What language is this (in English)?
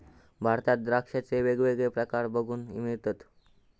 Marathi